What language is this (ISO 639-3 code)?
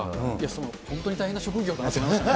jpn